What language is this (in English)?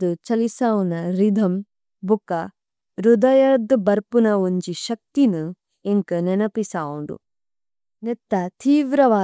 Tulu